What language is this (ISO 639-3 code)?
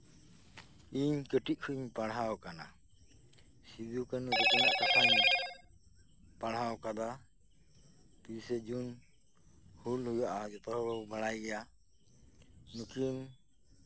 sat